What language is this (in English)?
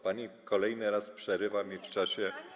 Polish